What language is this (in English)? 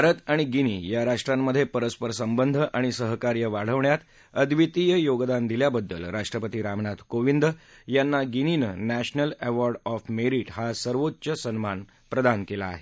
Marathi